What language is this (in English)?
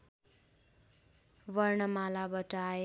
Nepali